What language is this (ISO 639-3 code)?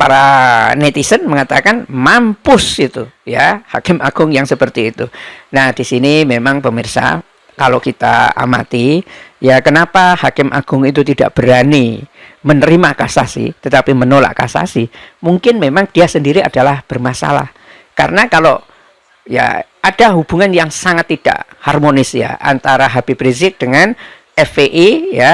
ind